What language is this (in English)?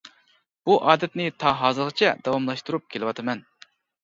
Uyghur